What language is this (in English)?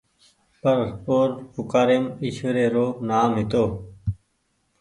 Goaria